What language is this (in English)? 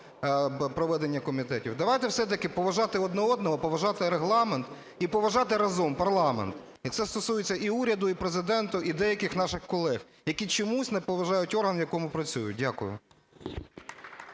Ukrainian